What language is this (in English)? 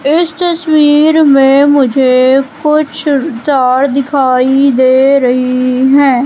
Hindi